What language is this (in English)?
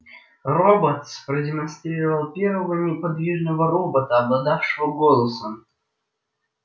Russian